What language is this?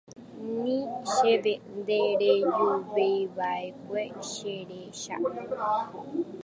Guarani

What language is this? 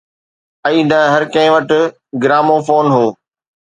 Sindhi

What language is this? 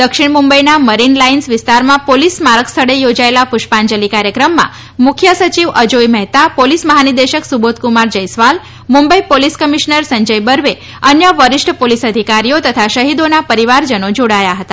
Gujarati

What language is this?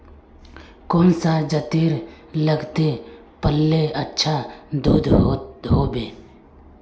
Magahi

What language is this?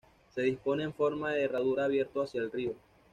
Spanish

